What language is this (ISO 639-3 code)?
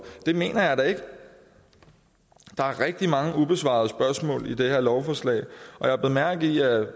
dan